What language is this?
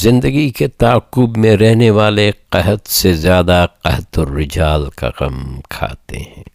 Urdu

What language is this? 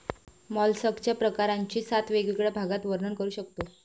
Marathi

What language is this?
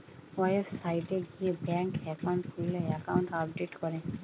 Bangla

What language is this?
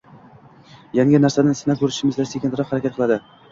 Uzbek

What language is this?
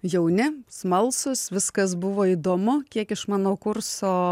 Lithuanian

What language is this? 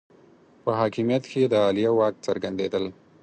Pashto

